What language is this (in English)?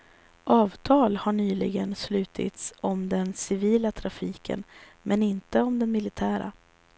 Swedish